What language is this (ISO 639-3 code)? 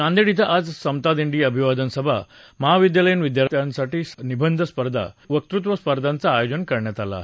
mar